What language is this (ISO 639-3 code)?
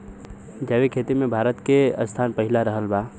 bho